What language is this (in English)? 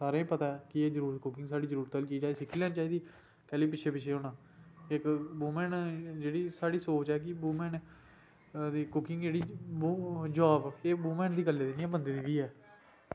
Dogri